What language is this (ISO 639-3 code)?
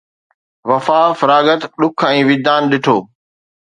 snd